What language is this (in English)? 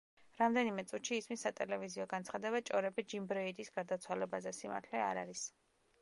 Georgian